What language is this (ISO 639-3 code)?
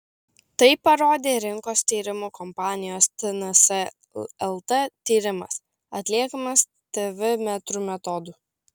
lit